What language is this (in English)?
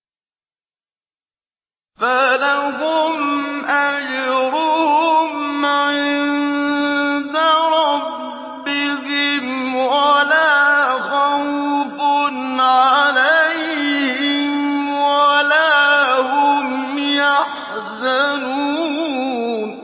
Arabic